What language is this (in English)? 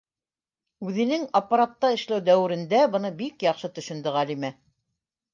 Bashkir